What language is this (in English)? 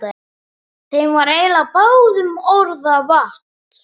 Icelandic